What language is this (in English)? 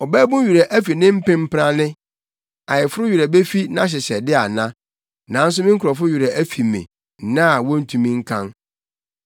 Akan